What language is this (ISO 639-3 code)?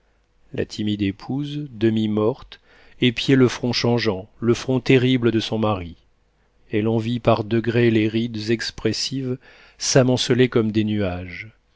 fra